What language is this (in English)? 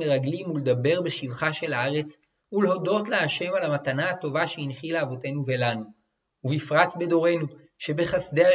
Hebrew